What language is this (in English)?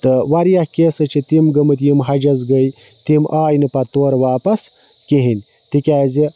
Kashmiri